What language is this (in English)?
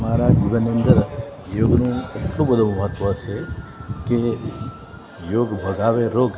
Gujarati